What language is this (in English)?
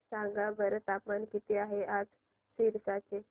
Marathi